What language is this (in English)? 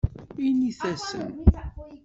Kabyle